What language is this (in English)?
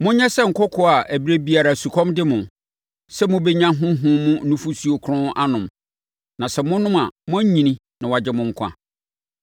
Akan